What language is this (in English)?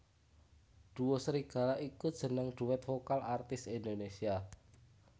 Javanese